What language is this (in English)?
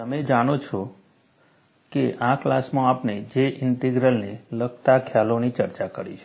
Gujarati